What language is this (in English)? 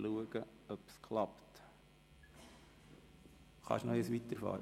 Swiss German